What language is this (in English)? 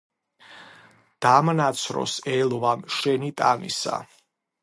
Georgian